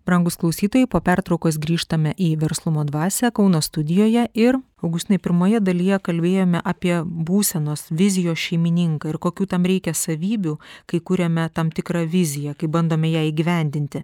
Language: Lithuanian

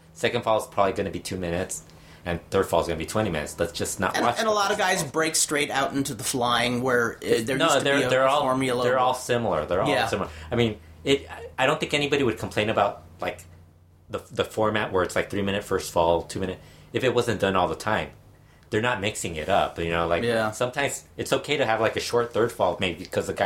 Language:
English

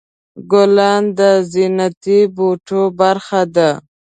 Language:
Pashto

